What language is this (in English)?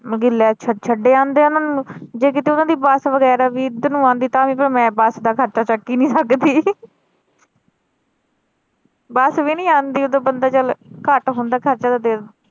Punjabi